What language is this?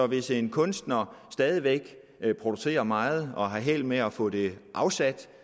Danish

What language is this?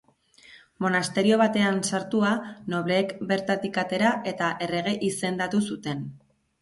Basque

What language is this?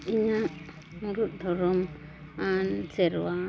Santali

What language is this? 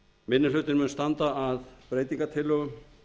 Icelandic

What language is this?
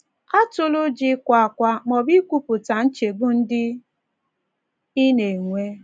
Igbo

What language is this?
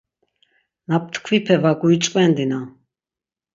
Laz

